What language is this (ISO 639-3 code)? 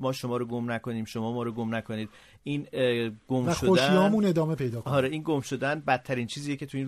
fas